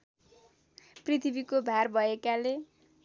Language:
Nepali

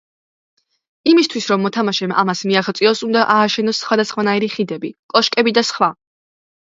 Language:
Georgian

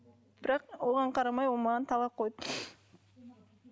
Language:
Kazakh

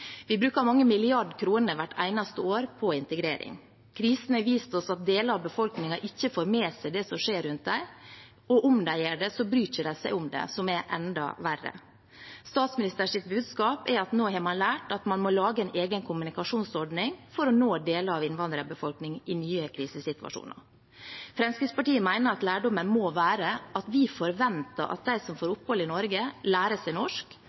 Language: Norwegian Bokmål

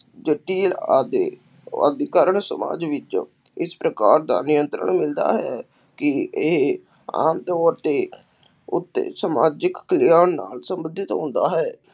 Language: Punjabi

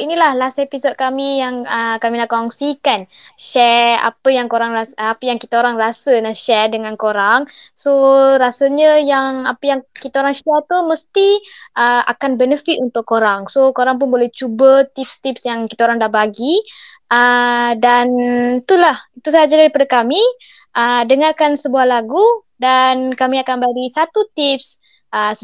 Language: Malay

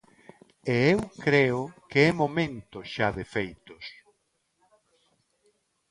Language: Galician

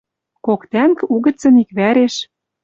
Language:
Western Mari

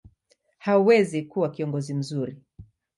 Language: Swahili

